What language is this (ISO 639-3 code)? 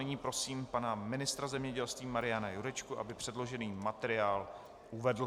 ces